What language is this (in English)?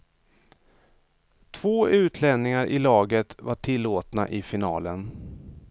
Swedish